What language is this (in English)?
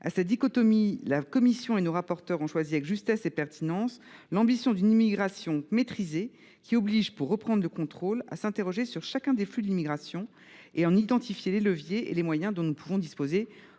French